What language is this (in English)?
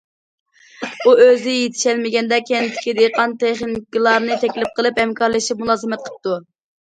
Uyghur